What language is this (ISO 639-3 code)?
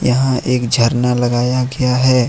hin